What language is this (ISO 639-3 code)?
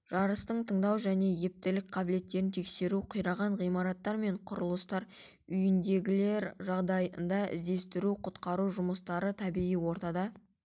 kaz